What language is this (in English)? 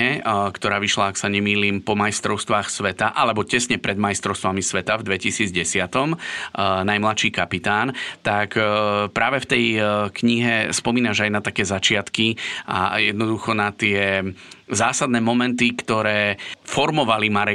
Slovak